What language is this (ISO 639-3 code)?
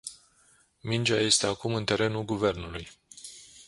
ron